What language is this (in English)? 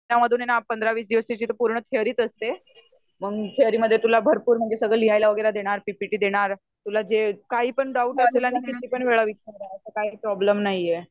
Marathi